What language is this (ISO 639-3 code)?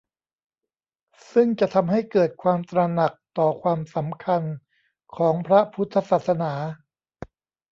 tha